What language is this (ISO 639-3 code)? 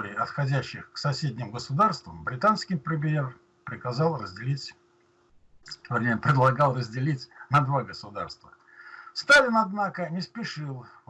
rus